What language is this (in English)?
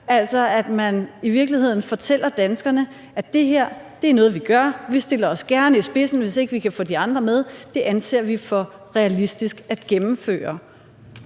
Danish